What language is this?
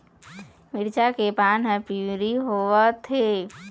Chhattisgarhi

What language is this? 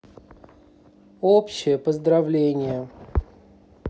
Russian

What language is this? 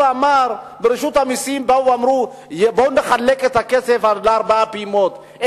Hebrew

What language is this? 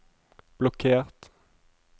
Norwegian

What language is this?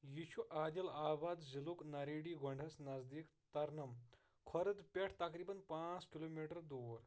Kashmiri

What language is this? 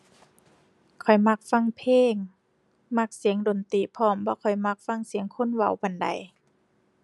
Thai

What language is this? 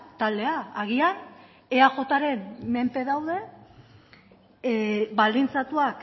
Basque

